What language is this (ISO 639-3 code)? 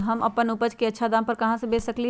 mag